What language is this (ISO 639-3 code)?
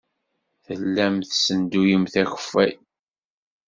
kab